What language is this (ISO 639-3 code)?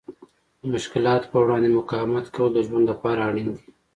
pus